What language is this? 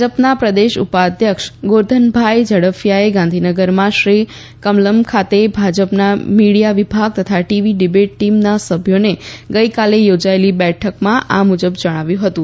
Gujarati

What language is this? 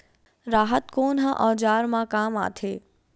Chhattisgarhi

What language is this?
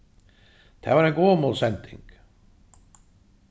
Faroese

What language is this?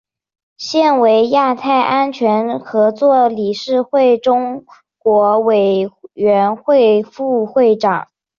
Chinese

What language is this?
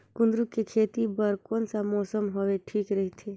Chhattisgarhi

